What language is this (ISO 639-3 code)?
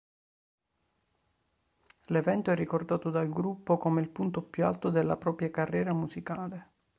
ita